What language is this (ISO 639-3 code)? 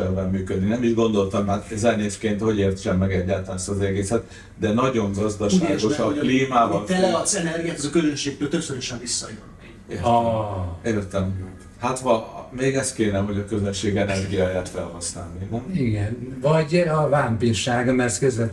hun